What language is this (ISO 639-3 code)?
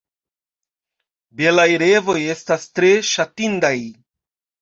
epo